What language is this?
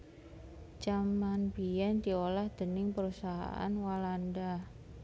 Javanese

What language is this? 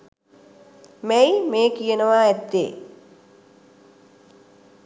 Sinhala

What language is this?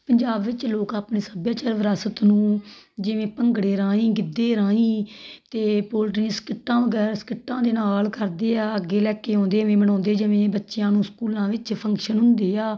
Punjabi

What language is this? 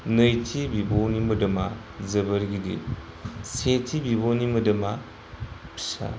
Bodo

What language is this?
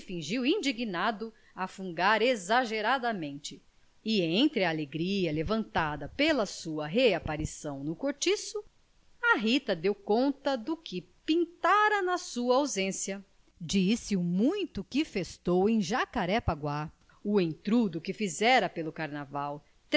Portuguese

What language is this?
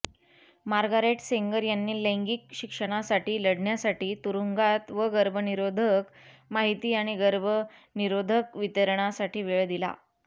Marathi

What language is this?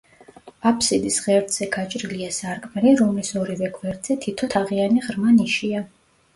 Georgian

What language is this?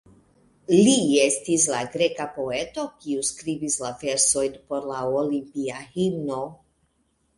Esperanto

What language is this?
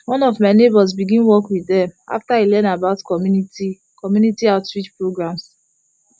Nigerian Pidgin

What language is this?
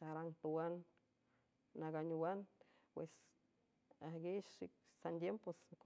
San Francisco Del Mar Huave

